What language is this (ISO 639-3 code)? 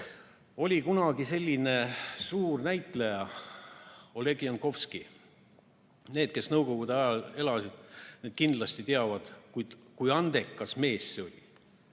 est